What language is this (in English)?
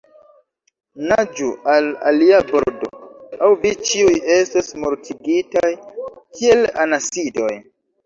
Esperanto